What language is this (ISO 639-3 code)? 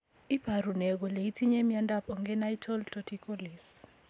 kln